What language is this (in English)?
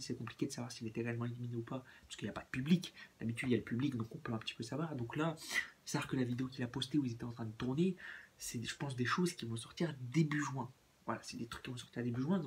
French